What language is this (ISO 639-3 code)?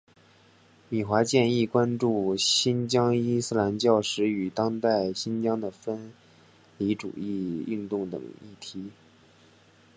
zho